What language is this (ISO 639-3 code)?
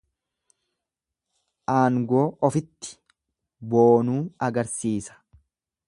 orm